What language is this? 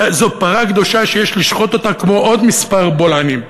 Hebrew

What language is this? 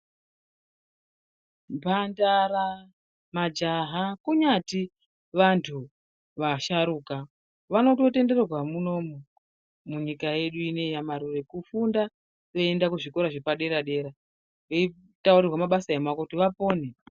Ndau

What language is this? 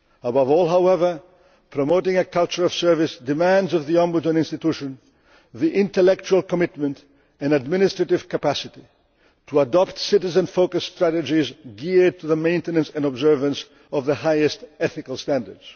English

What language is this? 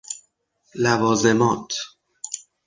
Persian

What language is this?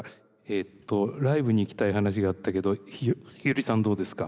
Japanese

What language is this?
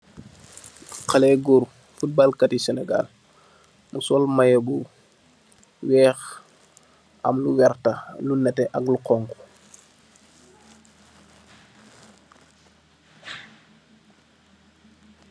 Wolof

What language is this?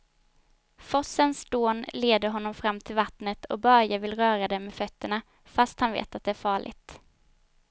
Swedish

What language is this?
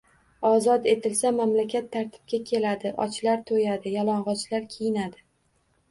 Uzbek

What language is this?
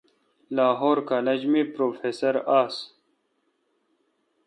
Kalkoti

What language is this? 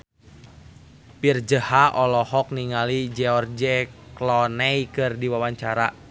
Sundanese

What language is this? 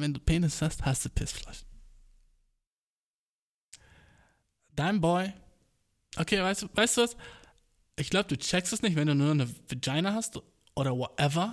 German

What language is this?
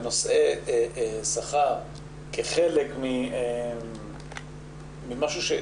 Hebrew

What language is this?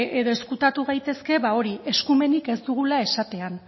Basque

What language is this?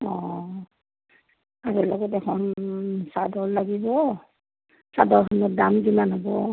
Assamese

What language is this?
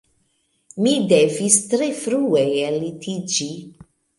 Esperanto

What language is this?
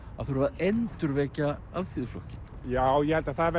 Icelandic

